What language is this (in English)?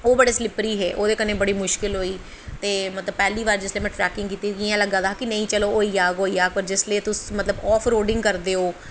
Dogri